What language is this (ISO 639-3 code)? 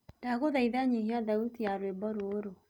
kik